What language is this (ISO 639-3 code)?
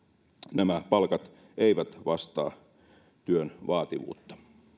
fin